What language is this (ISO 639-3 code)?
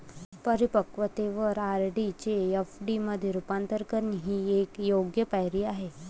mar